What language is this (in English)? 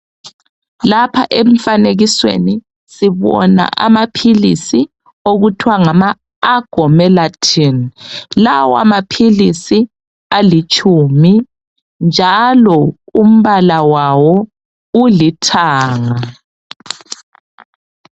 North Ndebele